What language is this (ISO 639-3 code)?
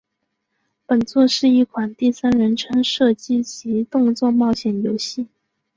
zho